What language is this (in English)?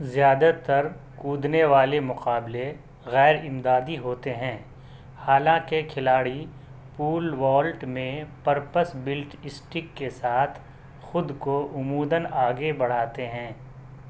Urdu